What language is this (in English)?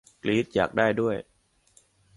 Thai